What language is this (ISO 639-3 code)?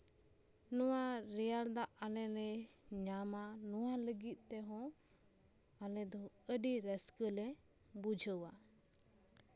sat